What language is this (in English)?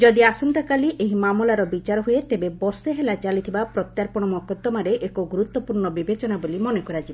Odia